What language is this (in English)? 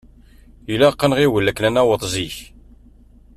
Kabyle